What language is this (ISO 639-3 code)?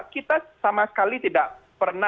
ind